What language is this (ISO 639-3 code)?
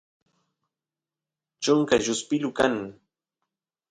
qus